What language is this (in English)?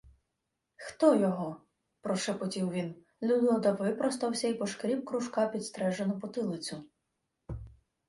Ukrainian